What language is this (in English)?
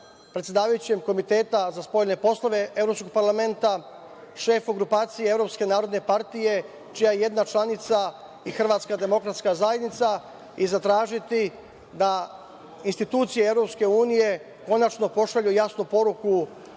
Serbian